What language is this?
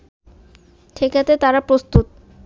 Bangla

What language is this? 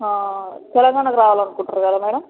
Telugu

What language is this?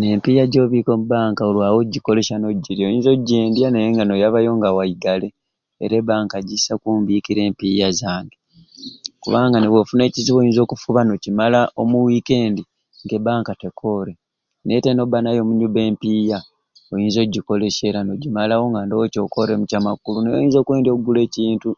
Ruuli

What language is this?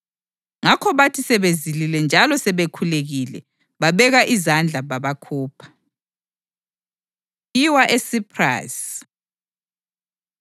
North Ndebele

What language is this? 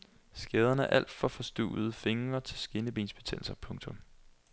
Danish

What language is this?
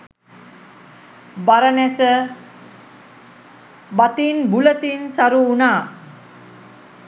Sinhala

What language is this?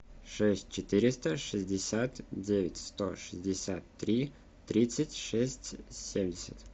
Russian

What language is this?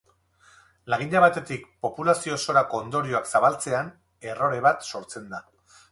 Basque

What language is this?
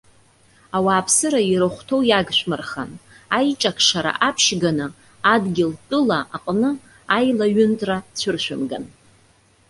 Abkhazian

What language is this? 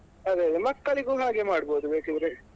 Kannada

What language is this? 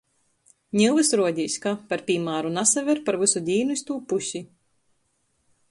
Latgalian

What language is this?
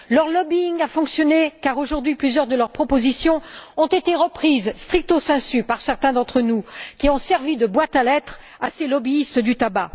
French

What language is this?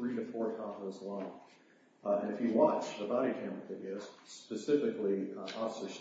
English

